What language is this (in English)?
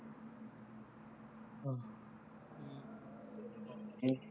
Punjabi